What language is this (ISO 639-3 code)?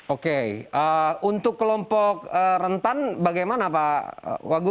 ind